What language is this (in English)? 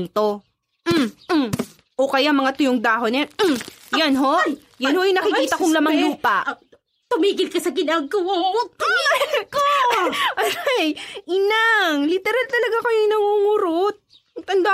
Filipino